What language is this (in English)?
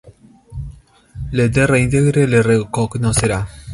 Interlingua